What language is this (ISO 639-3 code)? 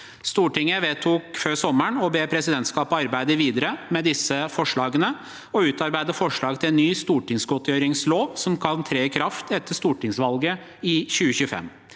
nor